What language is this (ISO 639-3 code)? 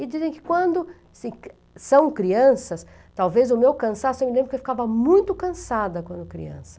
por